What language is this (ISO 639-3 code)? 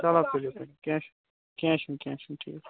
kas